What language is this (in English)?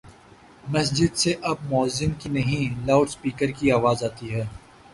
Urdu